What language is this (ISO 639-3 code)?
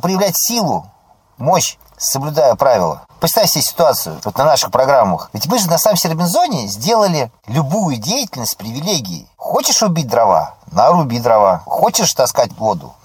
rus